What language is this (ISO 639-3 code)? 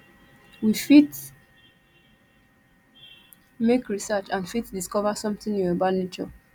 pcm